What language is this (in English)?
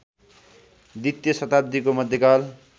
Nepali